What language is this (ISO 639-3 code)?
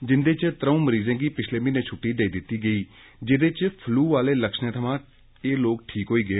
doi